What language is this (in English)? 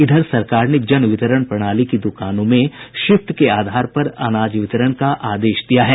Hindi